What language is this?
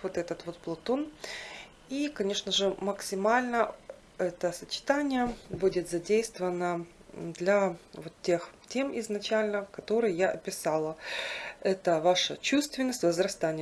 Russian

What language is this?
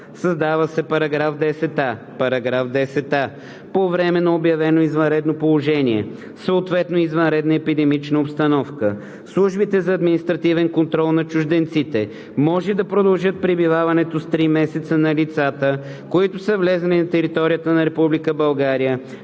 Bulgarian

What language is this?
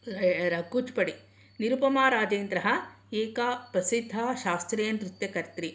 Sanskrit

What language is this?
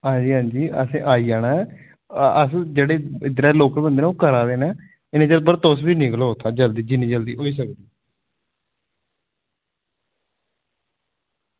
Dogri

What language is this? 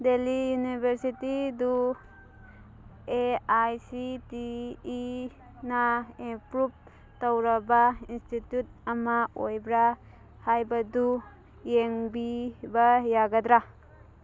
Manipuri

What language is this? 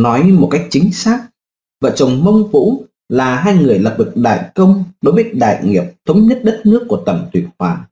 Vietnamese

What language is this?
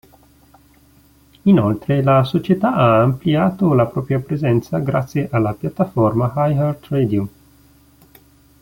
Italian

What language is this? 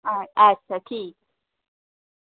Dogri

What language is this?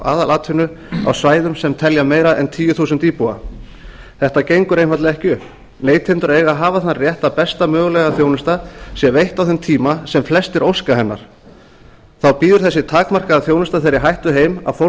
Icelandic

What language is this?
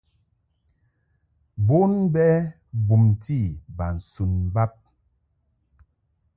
Mungaka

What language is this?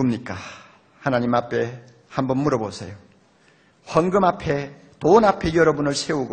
Korean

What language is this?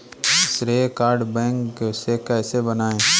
Hindi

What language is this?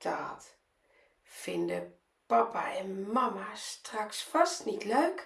Dutch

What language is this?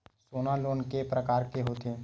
Chhattisgarhi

